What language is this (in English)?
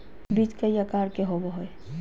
Magahi